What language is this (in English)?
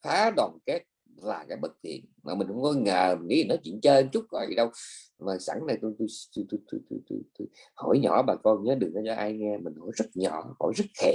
Vietnamese